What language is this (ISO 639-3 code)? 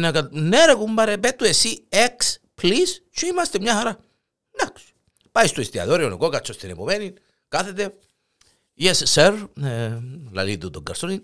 ell